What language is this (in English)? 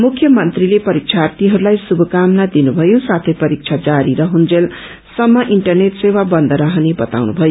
Nepali